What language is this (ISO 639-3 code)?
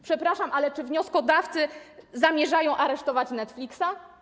pol